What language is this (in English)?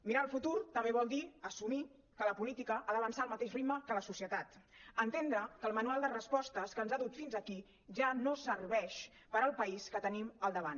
Catalan